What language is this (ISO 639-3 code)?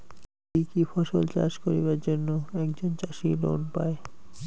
ben